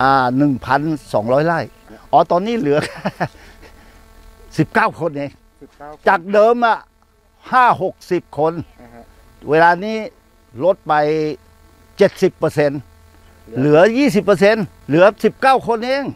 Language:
Thai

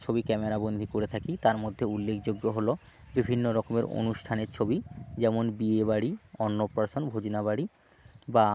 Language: Bangla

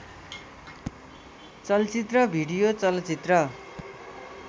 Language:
Nepali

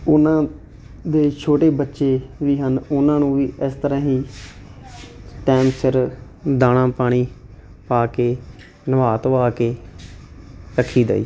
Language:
Punjabi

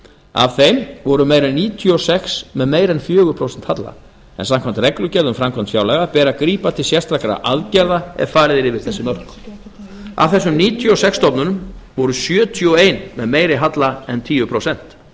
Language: Icelandic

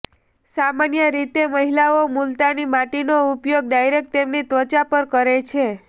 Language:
Gujarati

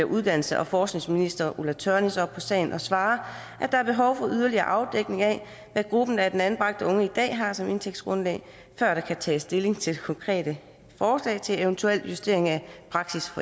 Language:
Danish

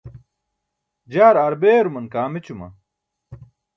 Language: Burushaski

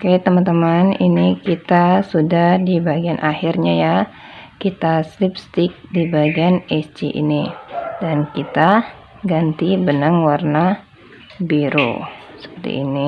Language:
Indonesian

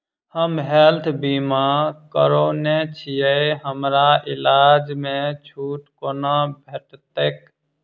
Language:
Maithili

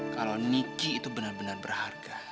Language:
Indonesian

